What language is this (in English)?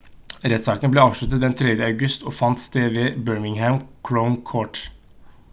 Norwegian Bokmål